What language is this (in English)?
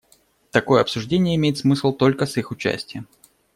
Russian